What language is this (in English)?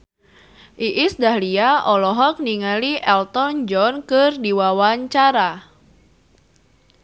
Sundanese